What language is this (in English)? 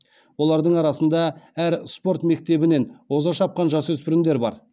Kazakh